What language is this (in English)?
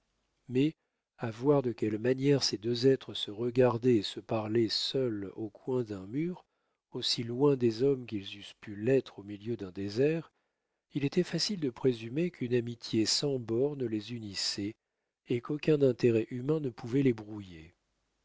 French